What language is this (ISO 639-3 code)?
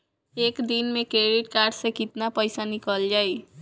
bho